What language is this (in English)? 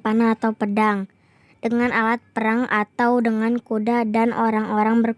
Indonesian